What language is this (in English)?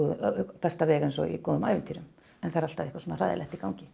Icelandic